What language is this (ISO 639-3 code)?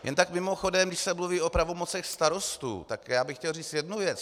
ces